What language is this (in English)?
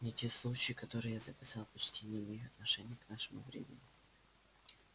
Russian